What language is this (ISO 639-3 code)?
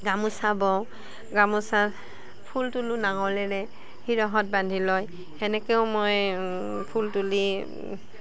asm